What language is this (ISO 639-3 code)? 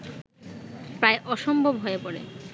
ben